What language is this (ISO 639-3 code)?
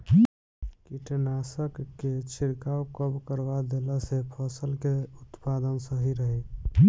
bho